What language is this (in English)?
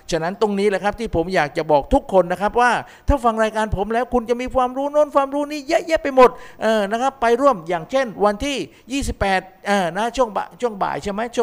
Thai